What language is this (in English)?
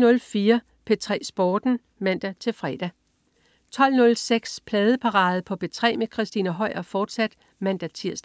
Danish